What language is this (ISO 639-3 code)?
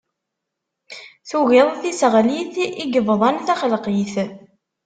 kab